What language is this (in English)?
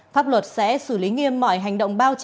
Vietnamese